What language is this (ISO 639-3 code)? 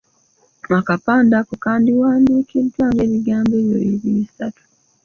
lug